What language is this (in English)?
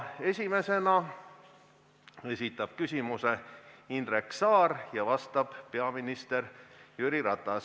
Estonian